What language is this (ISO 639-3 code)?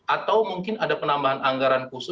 ind